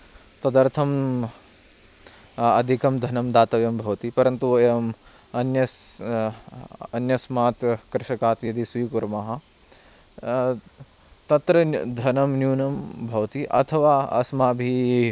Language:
Sanskrit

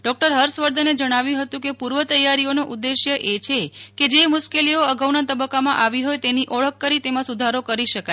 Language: Gujarati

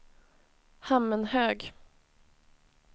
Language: Swedish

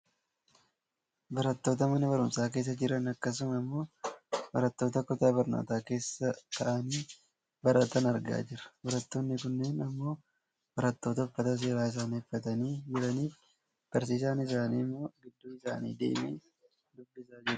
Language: Oromo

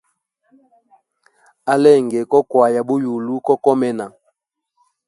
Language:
Hemba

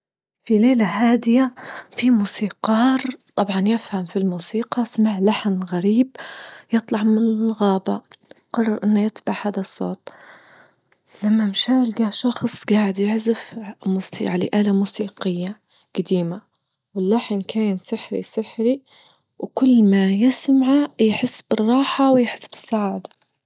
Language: Libyan Arabic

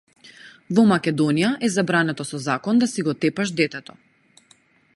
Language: Macedonian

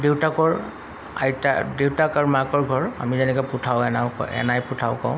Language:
Assamese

